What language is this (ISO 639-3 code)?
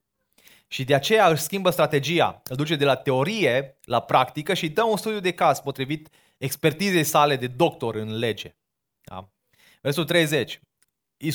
ron